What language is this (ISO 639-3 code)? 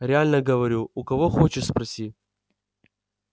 rus